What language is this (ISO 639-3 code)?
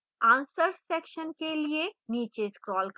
hin